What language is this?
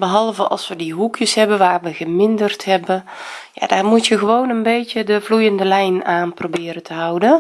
Dutch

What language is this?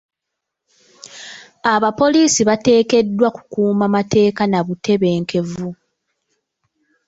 Ganda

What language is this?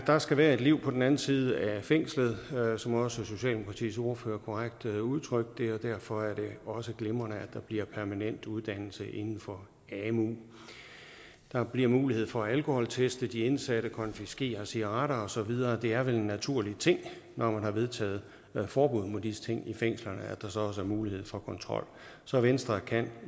Danish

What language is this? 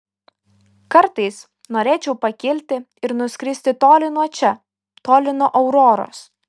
Lithuanian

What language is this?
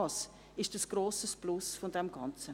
Swiss German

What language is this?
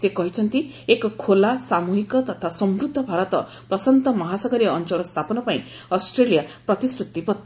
Odia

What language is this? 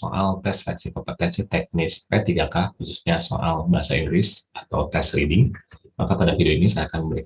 Indonesian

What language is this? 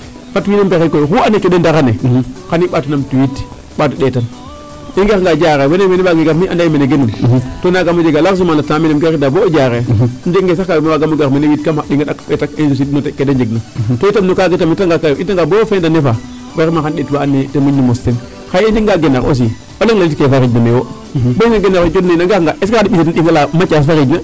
Serer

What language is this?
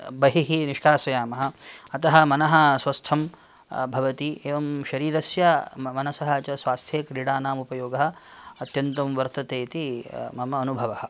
Sanskrit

